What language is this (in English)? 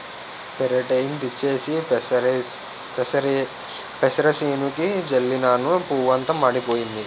Telugu